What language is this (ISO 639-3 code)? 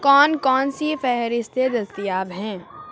urd